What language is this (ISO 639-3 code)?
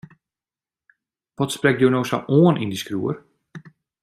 fry